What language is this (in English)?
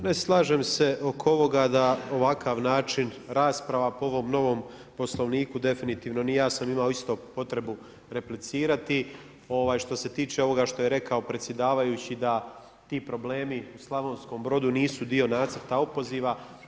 Croatian